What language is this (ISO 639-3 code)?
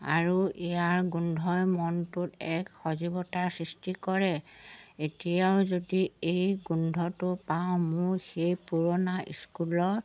asm